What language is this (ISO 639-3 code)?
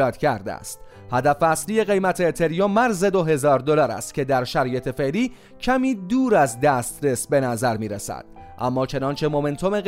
fas